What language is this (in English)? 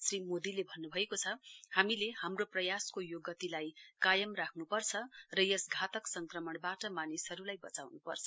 Nepali